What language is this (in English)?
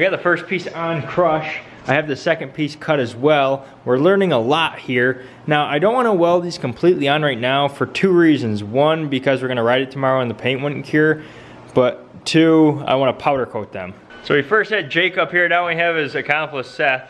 English